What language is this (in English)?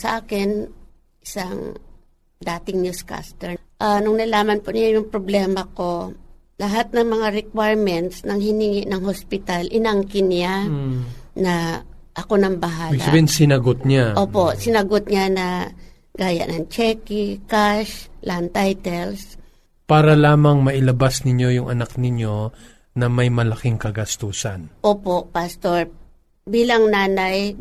Filipino